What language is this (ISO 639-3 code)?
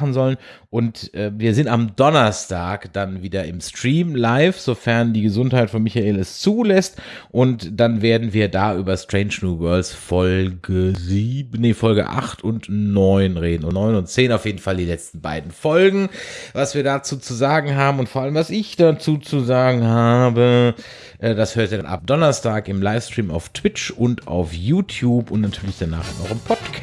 deu